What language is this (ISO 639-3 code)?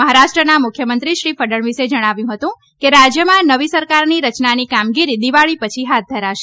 guj